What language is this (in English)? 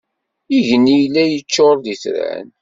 Kabyle